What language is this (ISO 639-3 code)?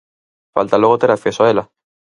glg